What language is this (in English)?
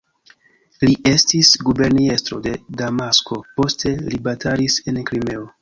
Esperanto